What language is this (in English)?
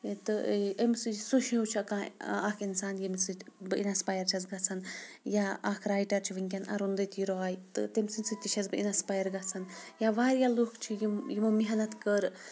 Kashmiri